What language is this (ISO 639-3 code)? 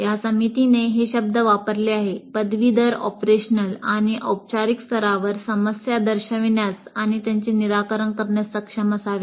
mar